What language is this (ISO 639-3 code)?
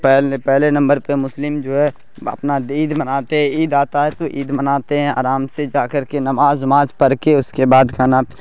urd